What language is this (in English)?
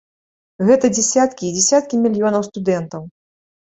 Belarusian